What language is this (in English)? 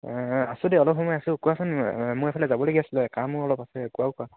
Assamese